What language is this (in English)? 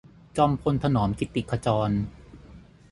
Thai